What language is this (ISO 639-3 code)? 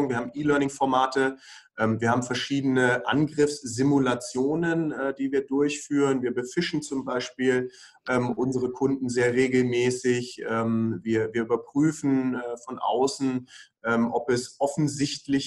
deu